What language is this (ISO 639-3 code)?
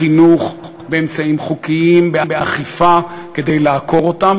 heb